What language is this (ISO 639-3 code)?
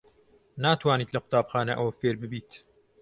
ckb